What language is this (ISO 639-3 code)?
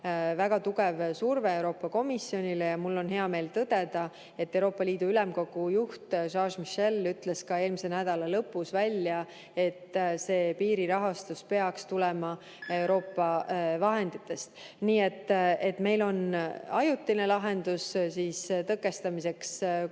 est